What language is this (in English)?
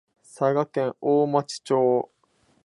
Japanese